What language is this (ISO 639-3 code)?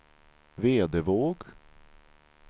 swe